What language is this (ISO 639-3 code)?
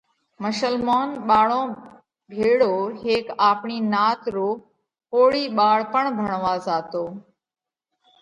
kvx